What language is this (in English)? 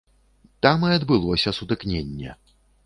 Belarusian